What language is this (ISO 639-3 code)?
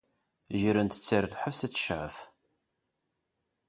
kab